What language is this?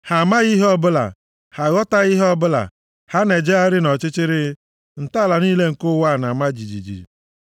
Igbo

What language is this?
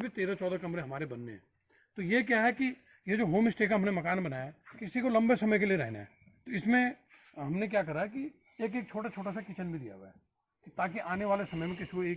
Hindi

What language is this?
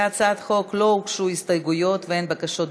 Hebrew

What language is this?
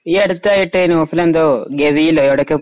Malayalam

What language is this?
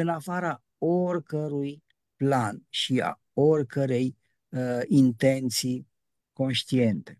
Romanian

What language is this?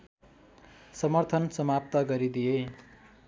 Nepali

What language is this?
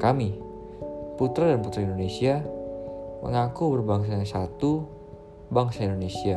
Indonesian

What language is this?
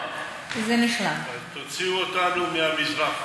Hebrew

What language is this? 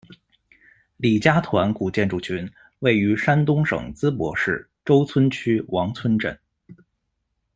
Chinese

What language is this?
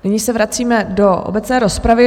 Czech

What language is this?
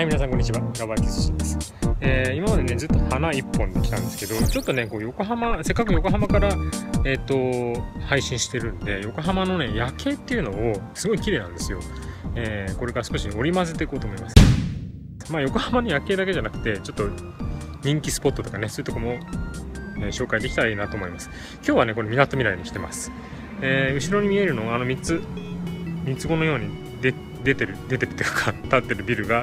Japanese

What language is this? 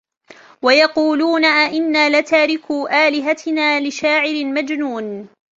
Arabic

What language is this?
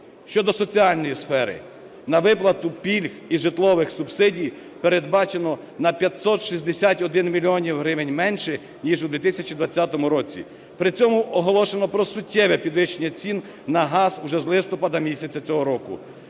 Ukrainian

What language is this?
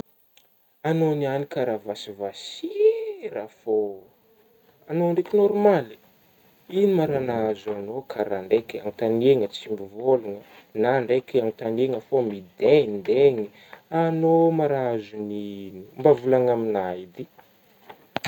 Northern Betsimisaraka Malagasy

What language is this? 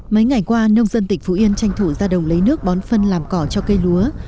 Vietnamese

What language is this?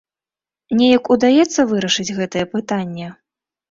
Belarusian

